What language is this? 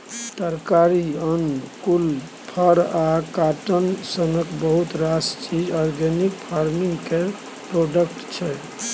Maithili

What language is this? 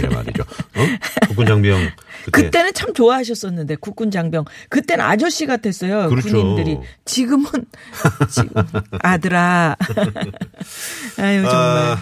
Korean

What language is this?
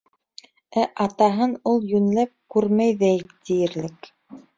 Bashkir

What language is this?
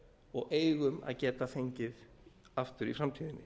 Icelandic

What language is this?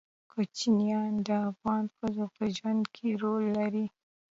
Pashto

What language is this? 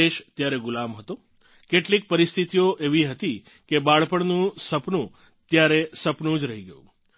Gujarati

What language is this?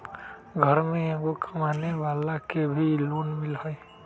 Magahi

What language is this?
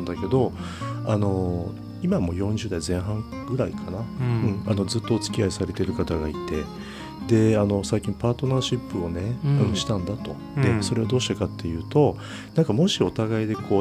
Japanese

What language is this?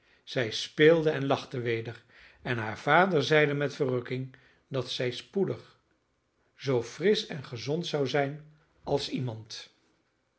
Dutch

